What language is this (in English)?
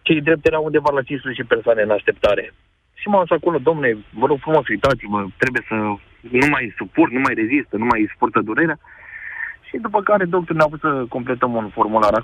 Romanian